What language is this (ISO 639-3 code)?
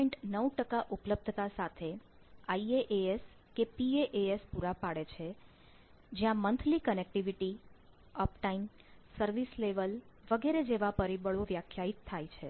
guj